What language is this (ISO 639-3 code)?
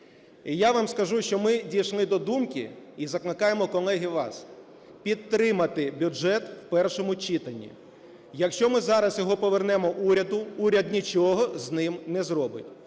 ukr